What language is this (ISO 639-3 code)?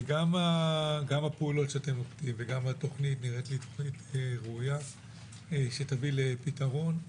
heb